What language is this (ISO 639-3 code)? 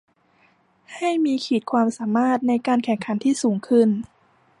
tha